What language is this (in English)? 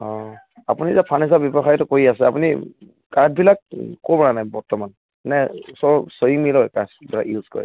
Assamese